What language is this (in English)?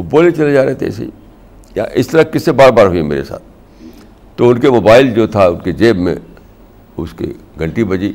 Urdu